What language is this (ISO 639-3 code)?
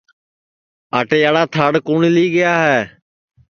ssi